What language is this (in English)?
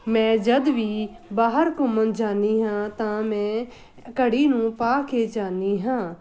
Punjabi